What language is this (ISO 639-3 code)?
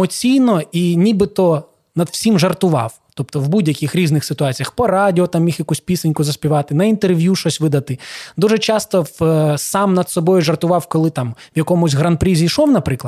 ukr